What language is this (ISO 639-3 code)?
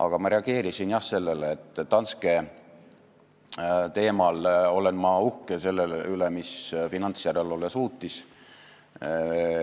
est